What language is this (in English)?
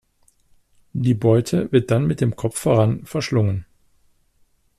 German